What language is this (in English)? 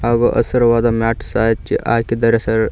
Kannada